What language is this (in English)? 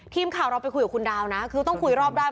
Thai